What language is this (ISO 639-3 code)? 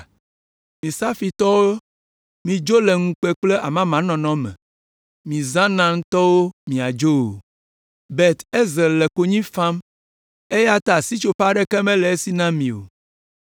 ewe